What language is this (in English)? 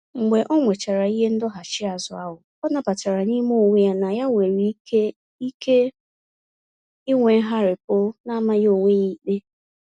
Igbo